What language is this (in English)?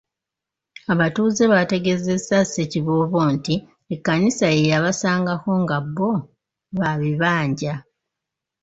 Ganda